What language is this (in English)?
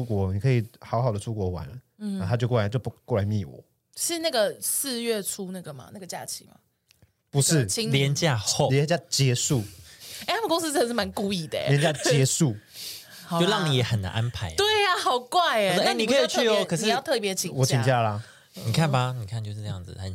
Chinese